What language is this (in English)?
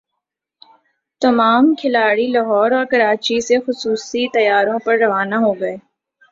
Urdu